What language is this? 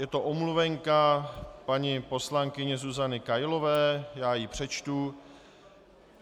Czech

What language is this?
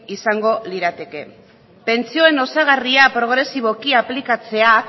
Basque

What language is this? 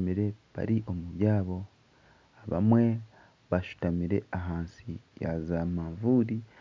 Nyankole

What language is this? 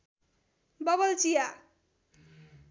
Nepali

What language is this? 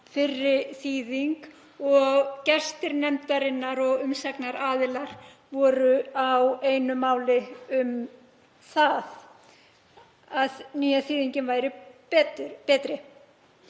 Icelandic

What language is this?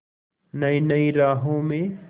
Hindi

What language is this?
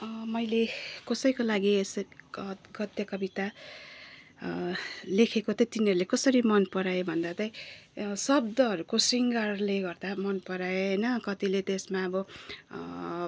Nepali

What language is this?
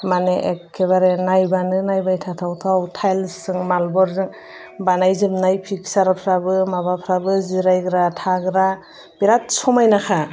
Bodo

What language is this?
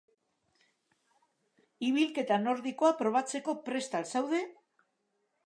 Basque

